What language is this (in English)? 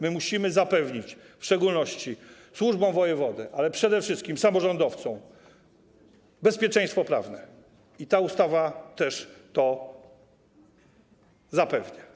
Polish